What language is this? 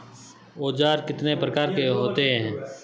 Hindi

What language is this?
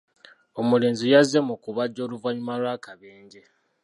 Ganda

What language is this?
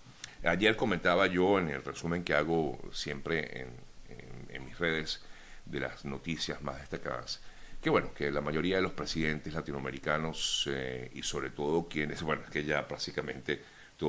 Spanish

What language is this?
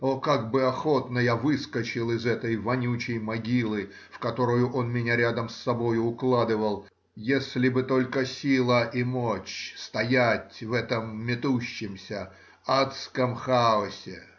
Russian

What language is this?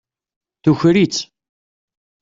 Kabyle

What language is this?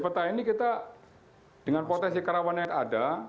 Indonesian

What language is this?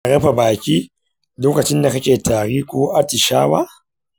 Hausa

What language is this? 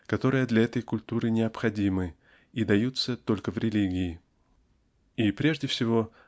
Russian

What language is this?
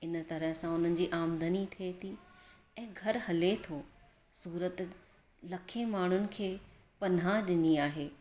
Sindhi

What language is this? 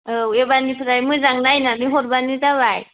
Bodo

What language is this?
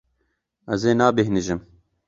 Kurdish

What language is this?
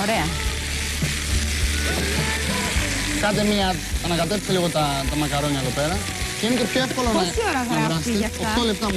Greek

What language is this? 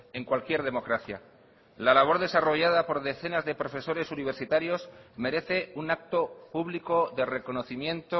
Spanish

